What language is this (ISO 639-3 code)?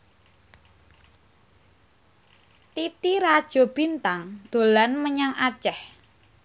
jav